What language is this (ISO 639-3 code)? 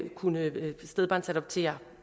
dan